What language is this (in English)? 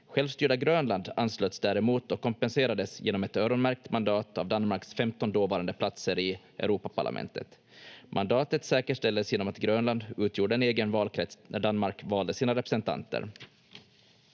Finnish